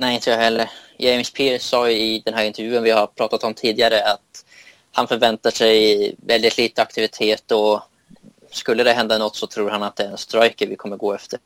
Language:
Swedish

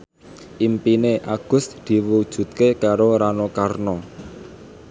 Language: Javanese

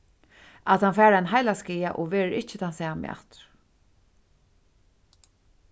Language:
Faroese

